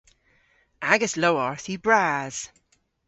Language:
Cornish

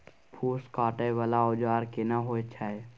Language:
Maithili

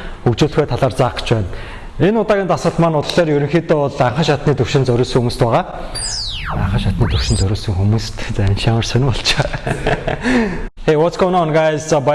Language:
Korean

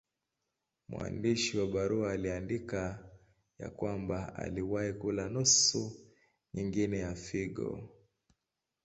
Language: Swahili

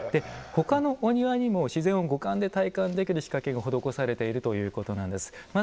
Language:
Japanese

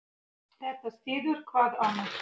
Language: Icelandic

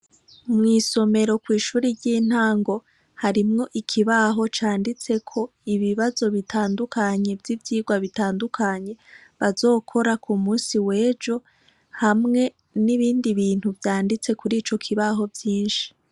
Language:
Rundi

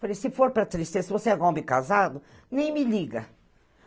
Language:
Portuguese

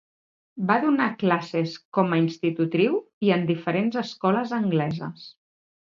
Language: Catalan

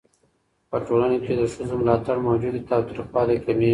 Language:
Pashto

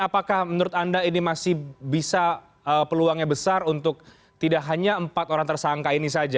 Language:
Indonesian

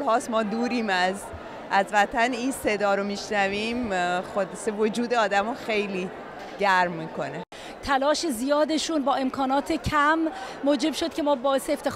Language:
Persian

